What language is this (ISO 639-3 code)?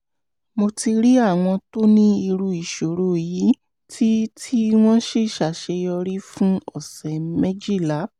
yor